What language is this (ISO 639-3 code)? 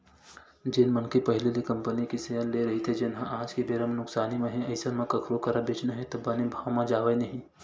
hne